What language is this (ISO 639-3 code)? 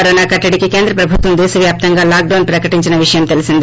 tel